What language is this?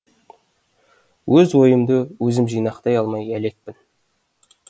Kazakh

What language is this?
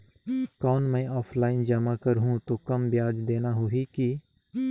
Chhattisgarhi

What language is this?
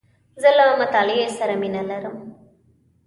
Pashto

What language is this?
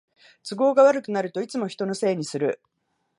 Japanese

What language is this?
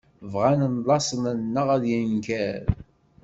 Kabyle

